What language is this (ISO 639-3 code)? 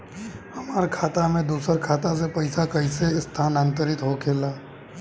bho